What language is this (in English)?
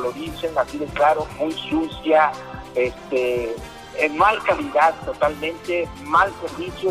Spanish